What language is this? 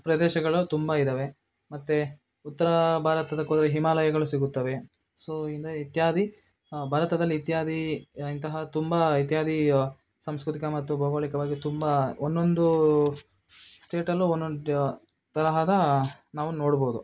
Kannada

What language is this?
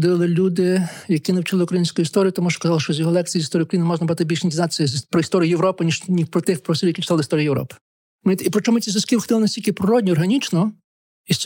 Ukrainian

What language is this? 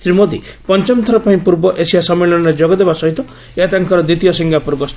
Odia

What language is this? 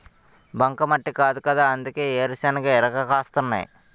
Telugu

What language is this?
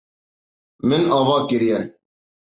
Kurdish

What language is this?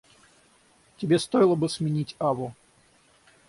Russian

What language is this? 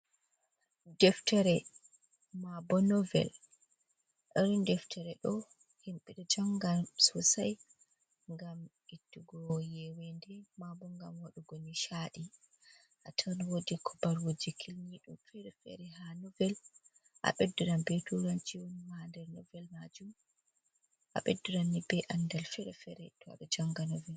Fula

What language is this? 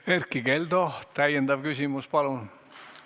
Estonian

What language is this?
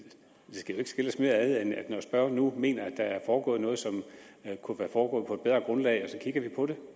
Danish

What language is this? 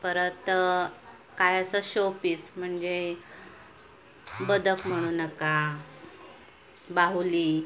Marathi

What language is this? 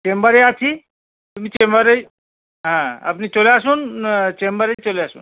Bangla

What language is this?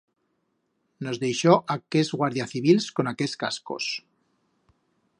Aragonese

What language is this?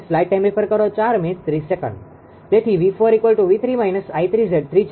Gujarati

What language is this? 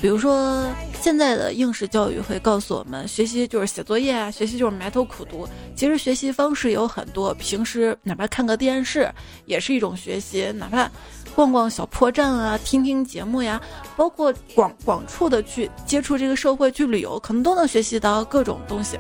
Chinese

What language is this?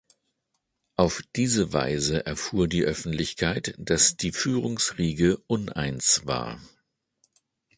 German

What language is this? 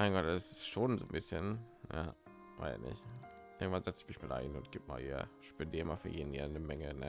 German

